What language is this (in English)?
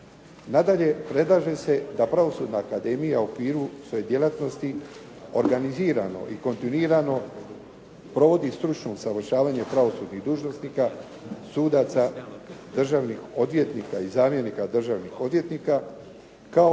Croatian